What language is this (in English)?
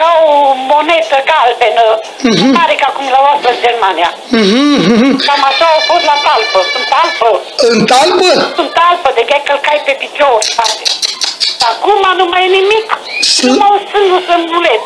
Romanian